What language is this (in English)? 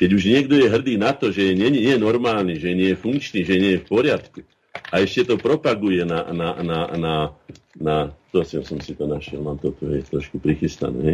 Slovak